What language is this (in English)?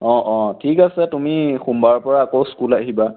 Assamese